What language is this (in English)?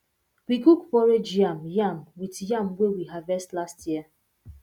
Nigerian Pidgin